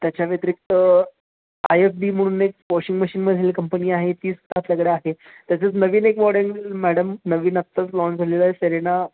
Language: Marathi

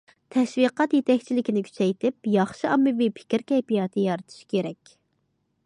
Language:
Uyghur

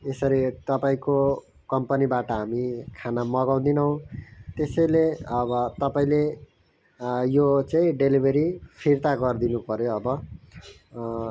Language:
Nepali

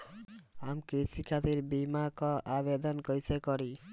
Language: Bhojpuri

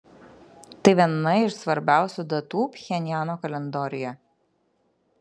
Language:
Lithuanian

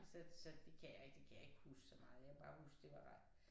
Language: Danish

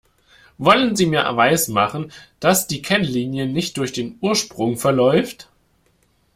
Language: German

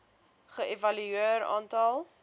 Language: Afrikaans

